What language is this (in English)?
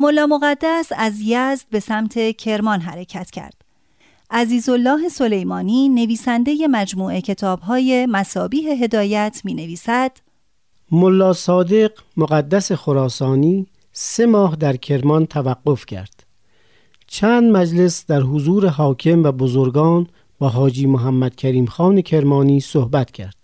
Persian